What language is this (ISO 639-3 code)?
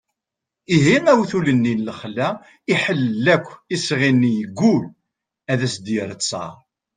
kab